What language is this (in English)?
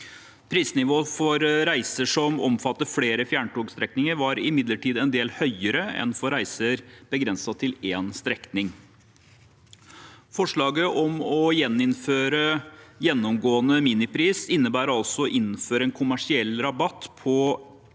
Norwegian